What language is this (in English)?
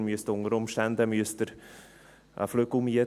Swiss German